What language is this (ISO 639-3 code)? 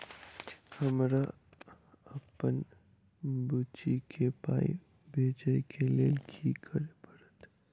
mai